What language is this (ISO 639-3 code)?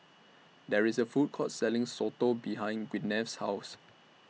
eng